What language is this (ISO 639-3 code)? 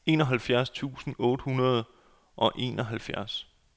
dan